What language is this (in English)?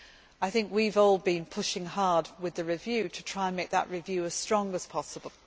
English